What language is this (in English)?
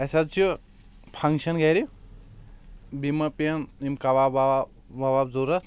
Kashmiri